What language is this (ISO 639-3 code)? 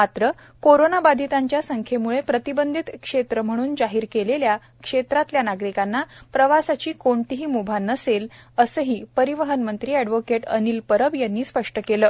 mar